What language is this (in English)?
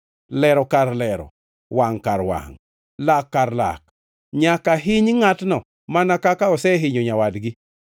Luo (Kenya and Tanzania)